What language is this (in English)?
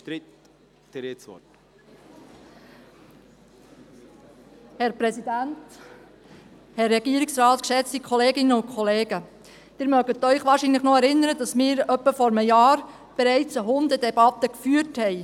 Swiss German